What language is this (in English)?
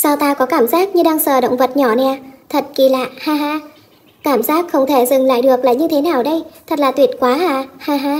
Vietnamese